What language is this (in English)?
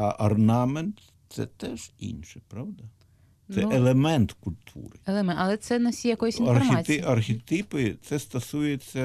Ukrainian